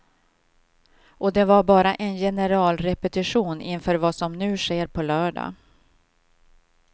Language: Swedish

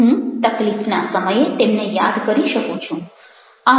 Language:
Gujarati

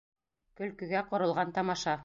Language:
Bashkir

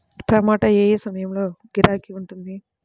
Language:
Telugu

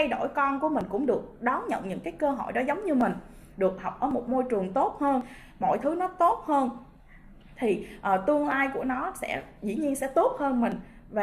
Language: Vietnamese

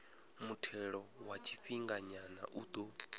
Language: Venda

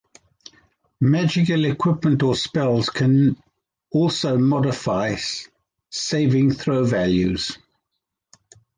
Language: English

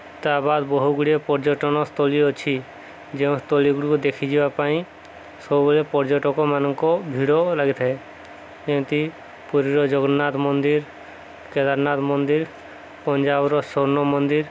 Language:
Odia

